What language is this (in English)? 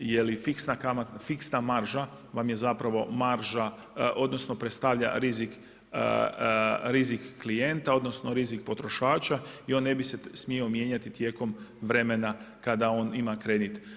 Croatian